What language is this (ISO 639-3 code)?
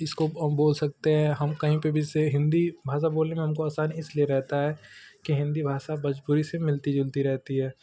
hin